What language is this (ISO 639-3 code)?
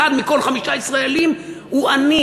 heb